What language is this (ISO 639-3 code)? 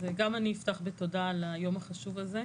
heb